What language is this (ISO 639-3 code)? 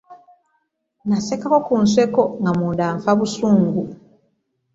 lug